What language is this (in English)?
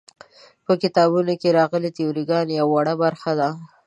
Pashto